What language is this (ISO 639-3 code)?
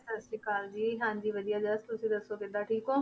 pan